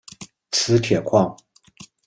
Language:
Chinese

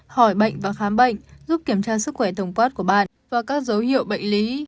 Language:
Vietnamese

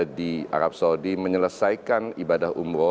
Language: Indonesian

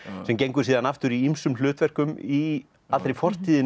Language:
Icelandic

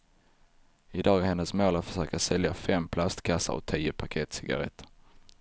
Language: Swedish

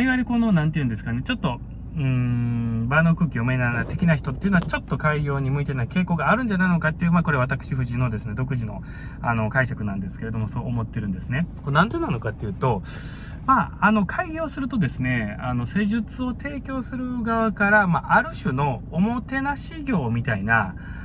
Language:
Japanese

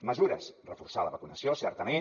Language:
Catalan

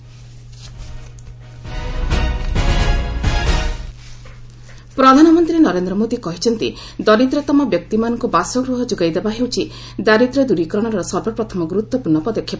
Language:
Odia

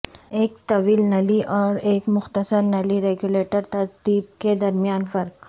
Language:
Urdu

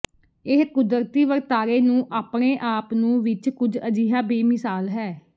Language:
Punjabi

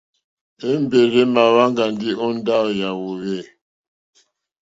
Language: Mokpwe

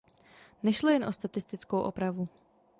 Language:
Czech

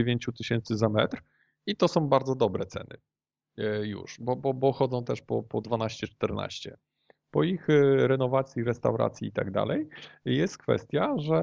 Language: Polish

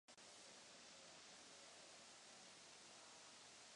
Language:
Czech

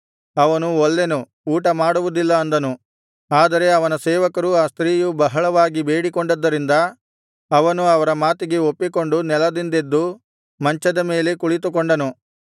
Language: Kannada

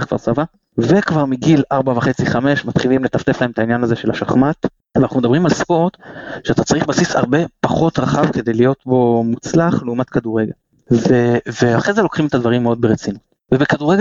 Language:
Hebrew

